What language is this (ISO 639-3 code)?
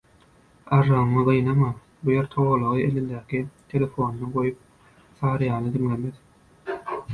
tuk